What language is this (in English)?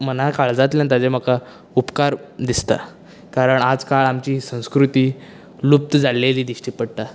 Konkani